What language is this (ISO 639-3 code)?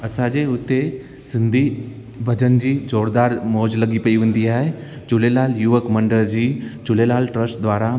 snd